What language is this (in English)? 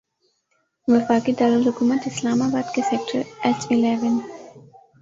Urdu